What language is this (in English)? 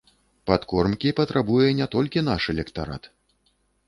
Belarusian